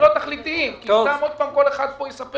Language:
Hebrew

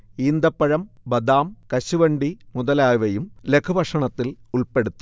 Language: Malayalam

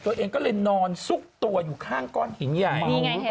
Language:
Thai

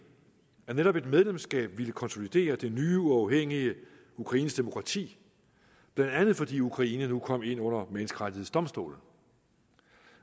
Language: Danish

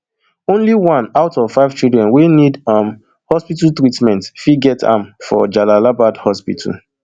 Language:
Nigerian Pidgin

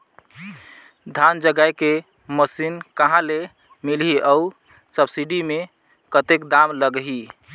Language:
Chhattisgarhi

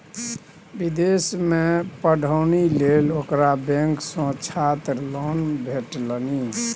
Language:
Maithili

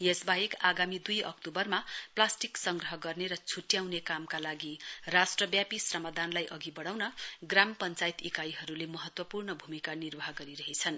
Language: Nepali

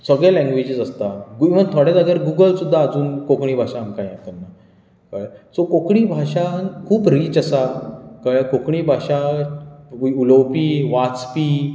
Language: Konkani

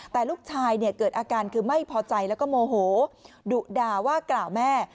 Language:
Thai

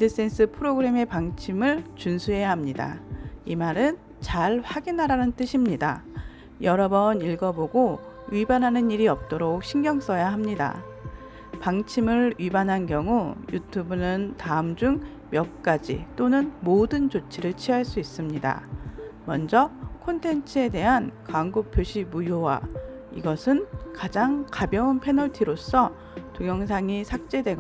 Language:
Korean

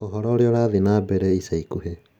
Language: Kikuyu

